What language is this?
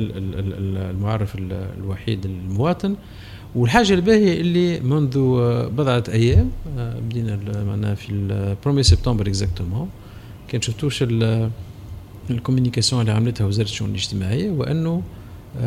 Arabic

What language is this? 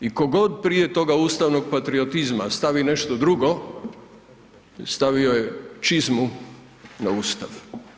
Croatian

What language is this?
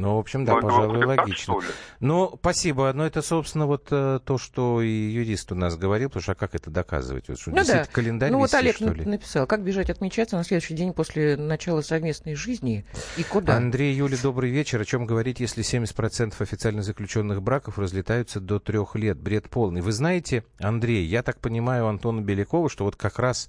Russian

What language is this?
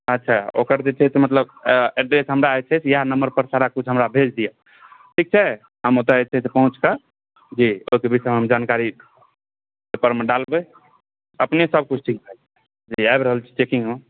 Maithili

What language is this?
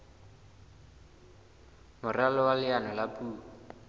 Southern Sotho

